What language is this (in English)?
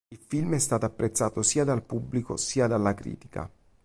Italian